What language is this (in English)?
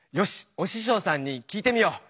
Japanese